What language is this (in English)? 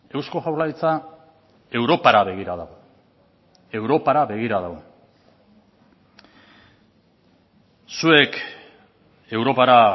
Basque